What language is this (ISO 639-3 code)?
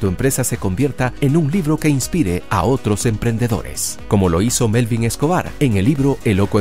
spa